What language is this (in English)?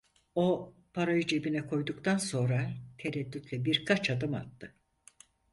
Turkish